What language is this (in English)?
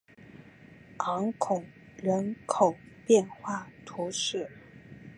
Chinese